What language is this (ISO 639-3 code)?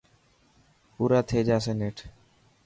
mki